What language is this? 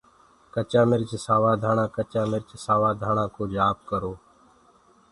Gurgula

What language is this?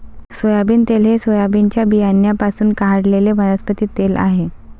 Marathi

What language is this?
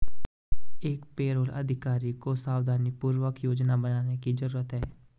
Hindi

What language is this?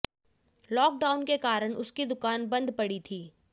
Hindi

